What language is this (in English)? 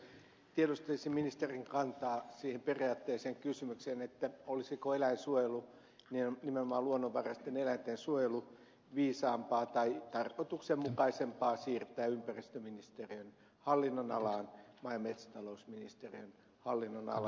Finnish